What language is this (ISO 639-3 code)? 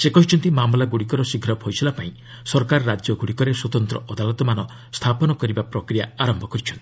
ori